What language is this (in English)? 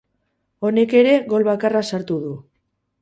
Basque